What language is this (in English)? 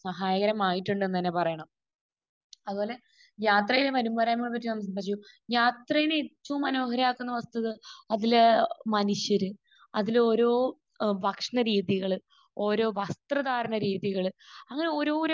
Malayalam